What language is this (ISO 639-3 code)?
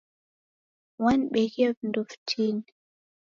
dav